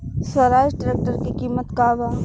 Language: Bhojpuri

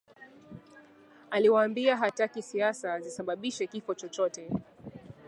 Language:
Swahili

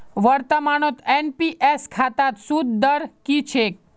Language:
Magahi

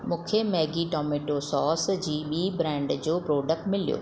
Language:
Sindhi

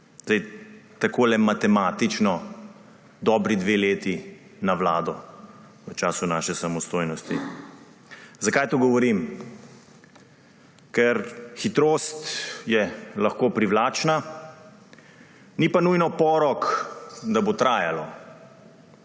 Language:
Slovenian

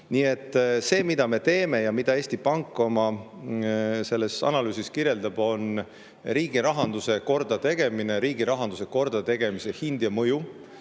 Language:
Estonian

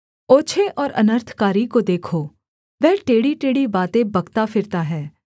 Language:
Hindi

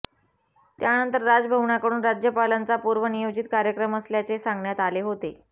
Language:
Marathi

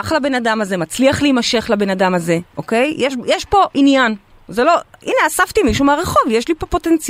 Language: Hebrew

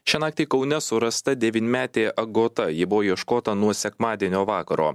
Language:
Lithuanian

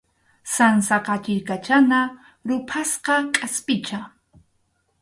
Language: Arequipa-La Unión Quechua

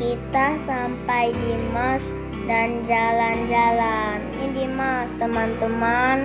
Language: Indonesian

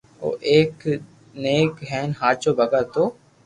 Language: Loarki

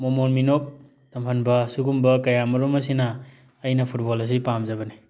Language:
Manipuri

